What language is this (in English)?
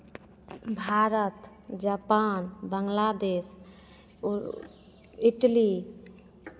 Hindi